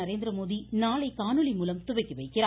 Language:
Tamil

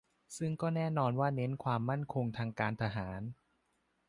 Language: Thai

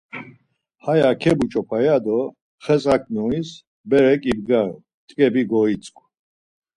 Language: Laz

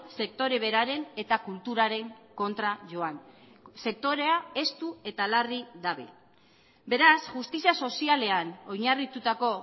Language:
Basque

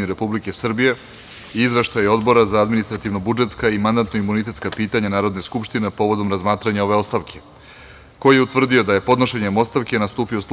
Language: Serbian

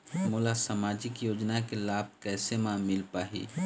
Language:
Chhattisgarhi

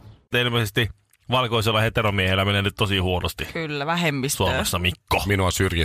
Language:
Finnish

